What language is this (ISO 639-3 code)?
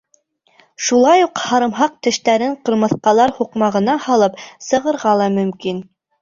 bak